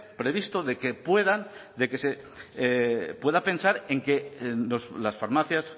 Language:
Spanish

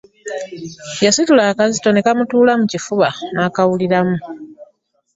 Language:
Ganda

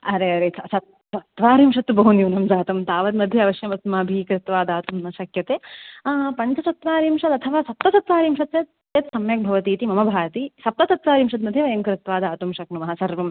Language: Sanskrit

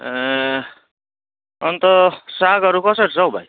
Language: Nepali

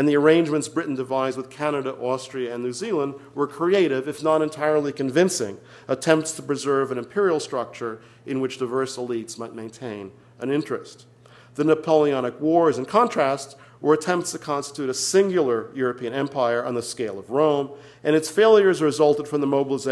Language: English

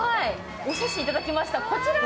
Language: Japanese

